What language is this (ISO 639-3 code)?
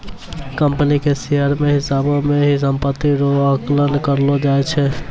mai